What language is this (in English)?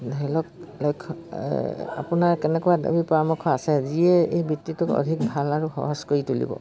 Assamese